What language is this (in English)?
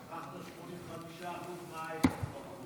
Hebrew